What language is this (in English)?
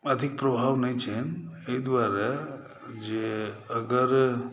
Maithili